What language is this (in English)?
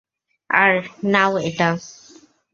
Bangla